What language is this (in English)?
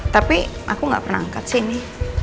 Indonesian